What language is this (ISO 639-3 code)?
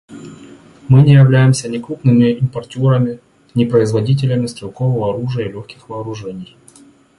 rus